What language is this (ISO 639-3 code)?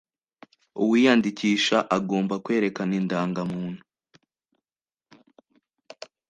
kin